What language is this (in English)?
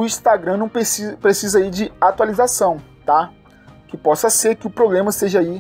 Portuguese